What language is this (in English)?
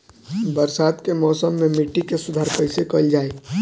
Bhojpuri